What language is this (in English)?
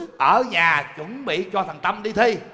Vietnamese